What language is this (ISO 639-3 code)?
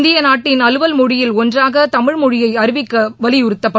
tam